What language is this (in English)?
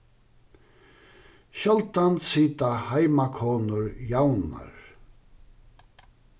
Faroese